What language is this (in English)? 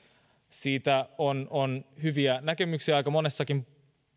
Finnish